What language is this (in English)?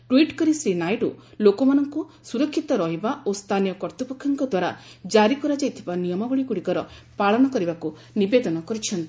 Odia